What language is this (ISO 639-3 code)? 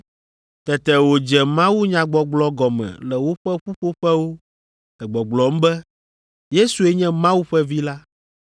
ewe